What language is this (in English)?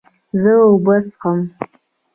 Pashto